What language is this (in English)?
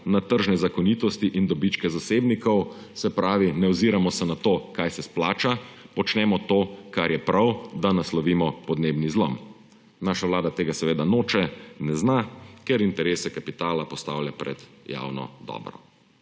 Slovenian